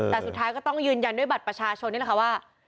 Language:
Thai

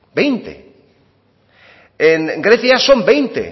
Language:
Spanish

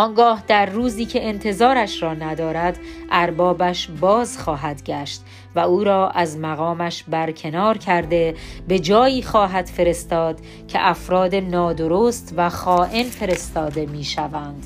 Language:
Persian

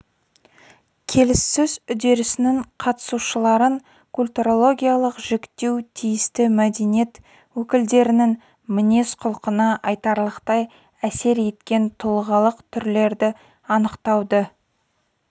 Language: Kazakh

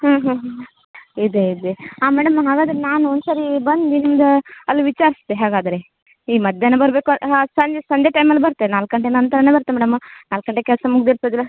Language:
Kannada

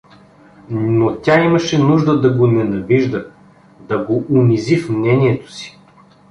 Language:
Bulgarian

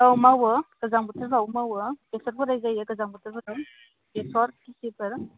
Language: Bodo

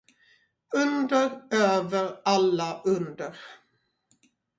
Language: Swedish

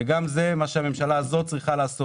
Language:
Hebrew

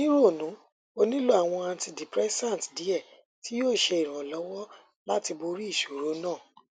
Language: Yoruba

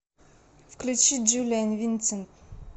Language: Russian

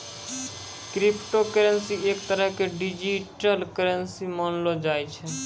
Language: Maithili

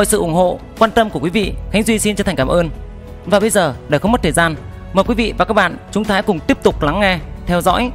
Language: Vietnamese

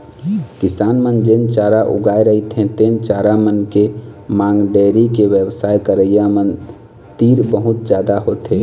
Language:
Chhattisgarhi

